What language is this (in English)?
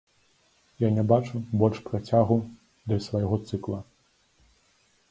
Belarusian